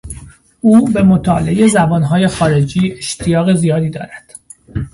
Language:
Persian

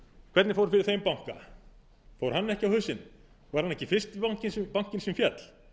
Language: Icelandic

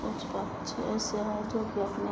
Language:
Hindi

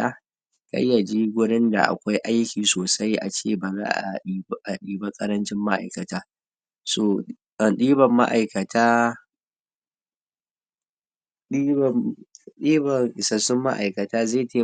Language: Hausa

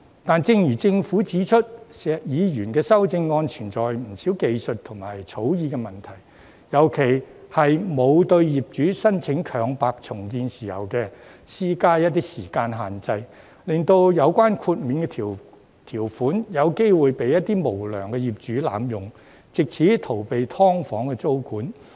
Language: Cantonese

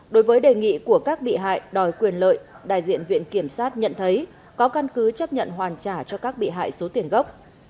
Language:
Vietnamese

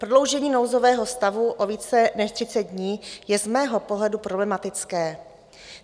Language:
Czech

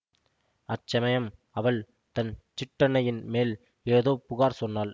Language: Tamil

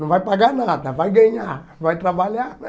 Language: Portuguese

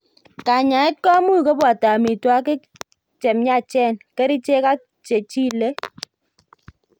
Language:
Kalenjin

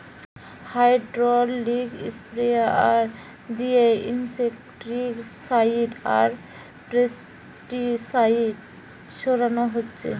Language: Bangla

